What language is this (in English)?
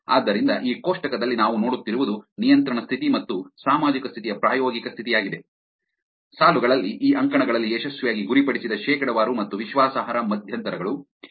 Kannada